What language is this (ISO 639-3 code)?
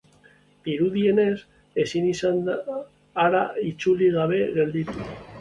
eus